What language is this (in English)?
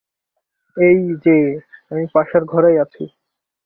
Bangla